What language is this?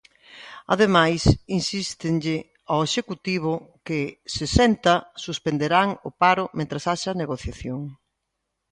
Galician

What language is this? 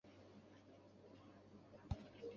Chinese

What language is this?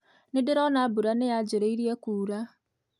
Kikuyu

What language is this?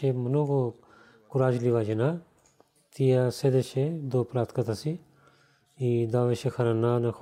Bulgarian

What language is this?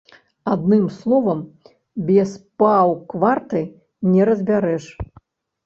Belarusian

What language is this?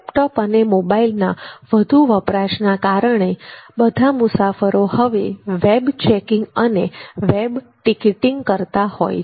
Gujarati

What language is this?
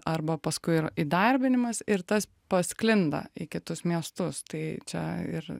Lithuanian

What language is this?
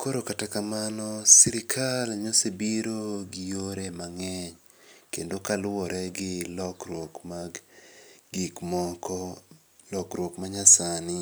Luo (Kenya and Tanzania)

